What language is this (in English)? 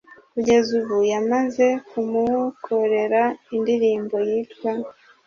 Kinyarwanda